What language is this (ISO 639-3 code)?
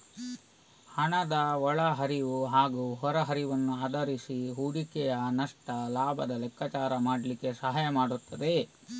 kan